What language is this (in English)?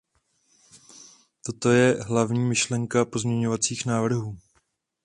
Czech